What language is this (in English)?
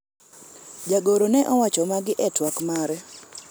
Luo (Kenya and Tanzania)